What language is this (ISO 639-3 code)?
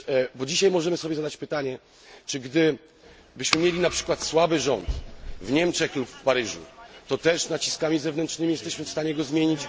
pol